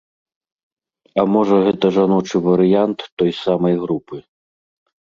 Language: Belarusian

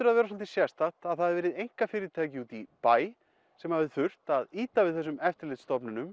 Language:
Icelandic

